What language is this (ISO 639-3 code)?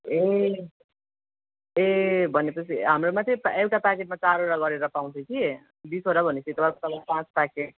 nep